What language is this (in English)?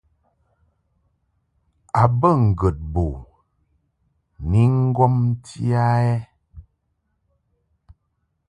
Mungaka